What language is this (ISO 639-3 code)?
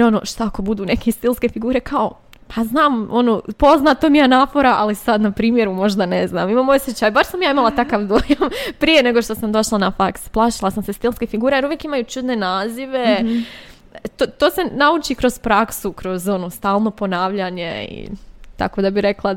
hrv